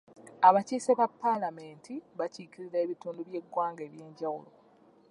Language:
Ganda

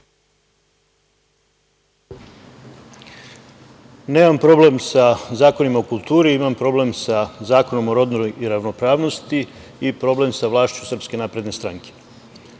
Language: Serbian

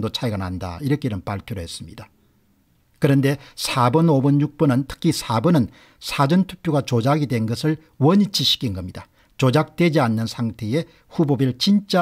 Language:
Korean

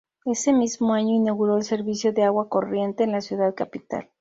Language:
Spanish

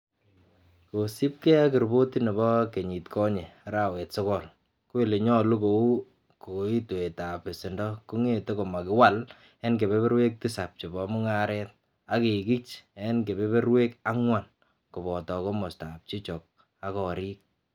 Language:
Kalenjin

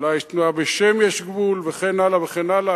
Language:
Hebrew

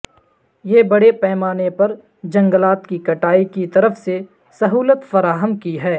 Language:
Urdu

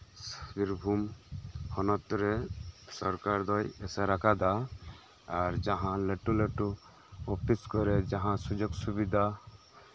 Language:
Santali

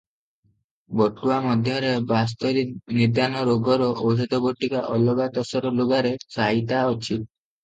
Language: Odia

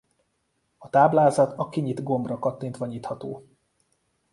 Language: Hungarian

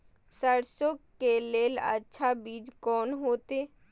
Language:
Maithili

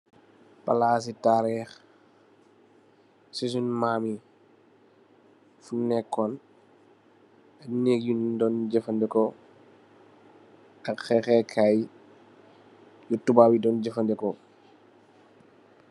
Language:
Wolof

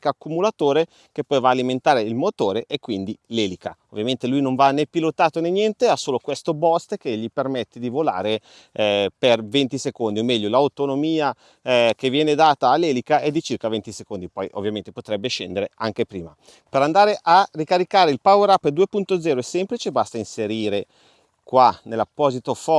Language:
Italian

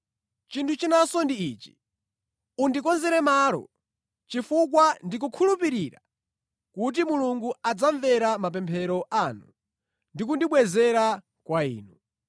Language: Nyanja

